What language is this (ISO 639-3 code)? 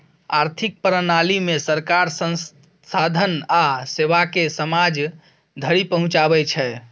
mai